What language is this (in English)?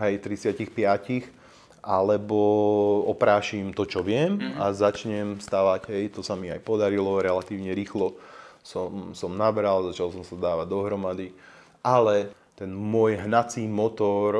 Slovak